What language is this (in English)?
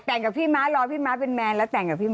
Thai